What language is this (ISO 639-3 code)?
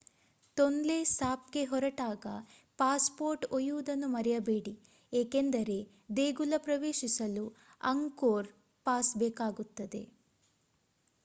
kan